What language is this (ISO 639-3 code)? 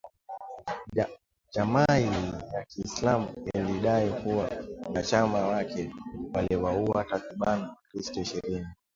swa